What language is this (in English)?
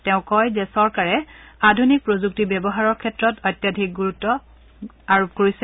Assamese